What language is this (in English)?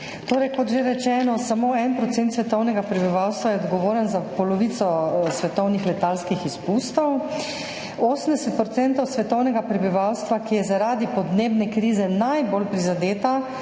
Slovenian